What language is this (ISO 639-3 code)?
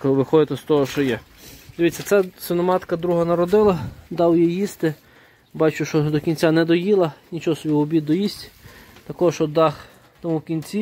ukr